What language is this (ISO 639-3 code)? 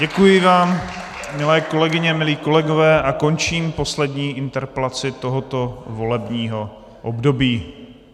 ces